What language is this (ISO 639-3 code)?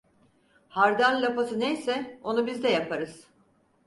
tur